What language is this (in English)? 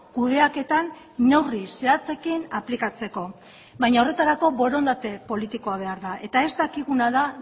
Basque